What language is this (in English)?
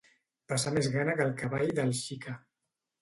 Catalan